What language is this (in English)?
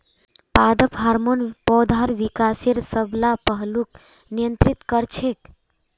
Magahi